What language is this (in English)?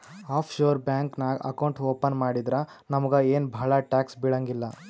Kannada